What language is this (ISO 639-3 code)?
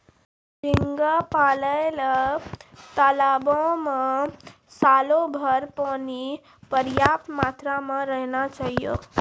mai